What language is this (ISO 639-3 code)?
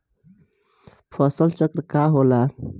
bho